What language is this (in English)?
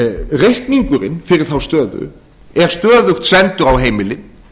Icelandic